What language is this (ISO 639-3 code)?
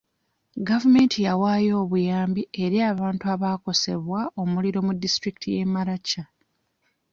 lug